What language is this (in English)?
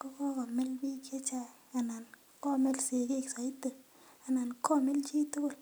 Kalenjin